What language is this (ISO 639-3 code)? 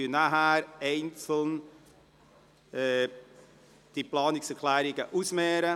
gsw